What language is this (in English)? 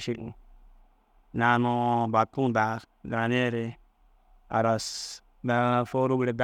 Dazaga